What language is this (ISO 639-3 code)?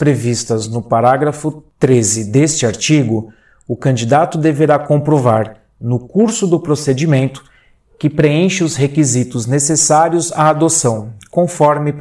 por